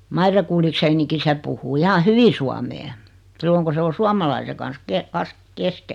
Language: Finnish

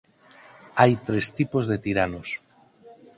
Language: Galician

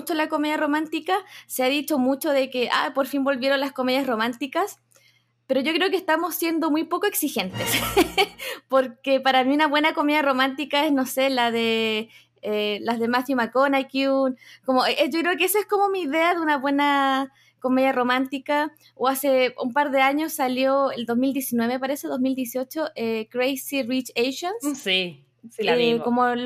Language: Spanish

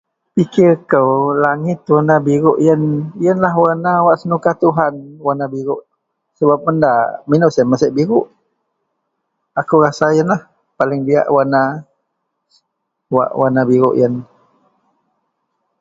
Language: Central Melanau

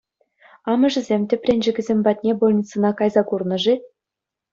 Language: Chuvash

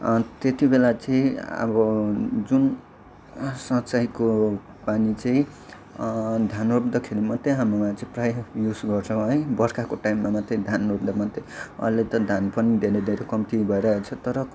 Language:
Nepali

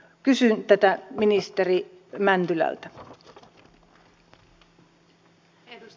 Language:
Finnish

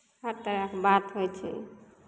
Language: Maithili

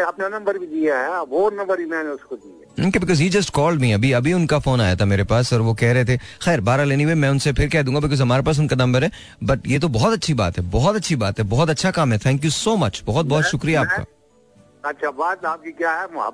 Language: Hindi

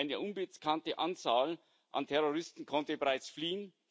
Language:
German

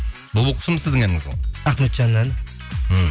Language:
Kazakh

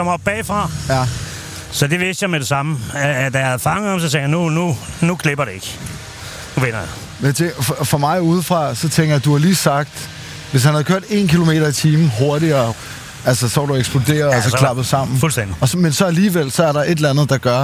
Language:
Danish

